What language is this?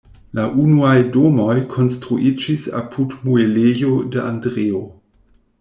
Esperanto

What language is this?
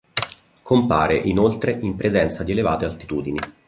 Italian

